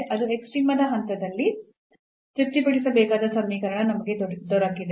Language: Kannada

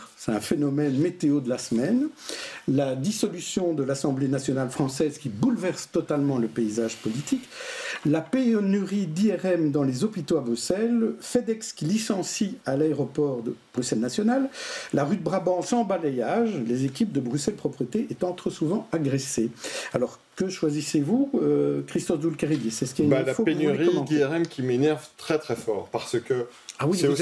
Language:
French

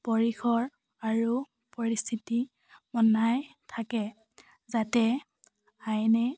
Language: Assamese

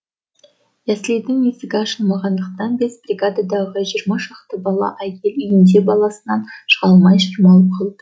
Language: Kazakh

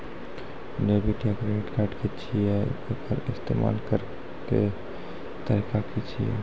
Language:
Maithili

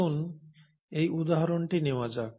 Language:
Bangla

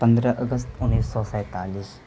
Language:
Urdu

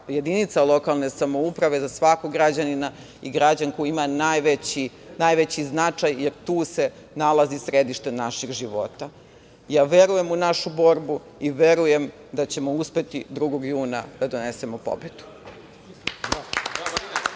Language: Serbian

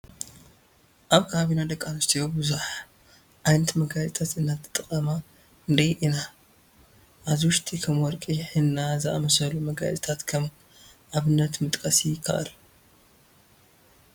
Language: Tigrinya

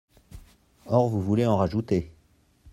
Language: French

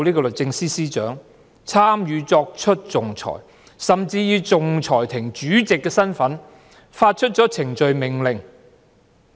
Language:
Cantonese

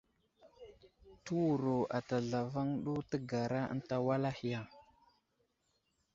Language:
Wuzlam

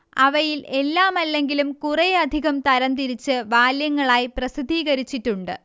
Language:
Malayalam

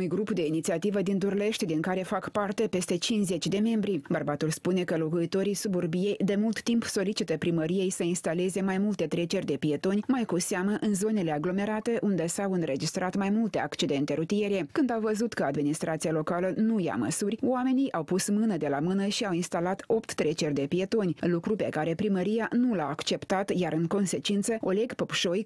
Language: Romanian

